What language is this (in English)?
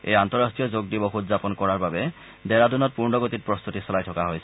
Assamese